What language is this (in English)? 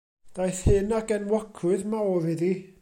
Welsh